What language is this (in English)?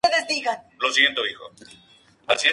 Spanish